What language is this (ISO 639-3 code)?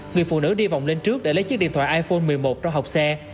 vie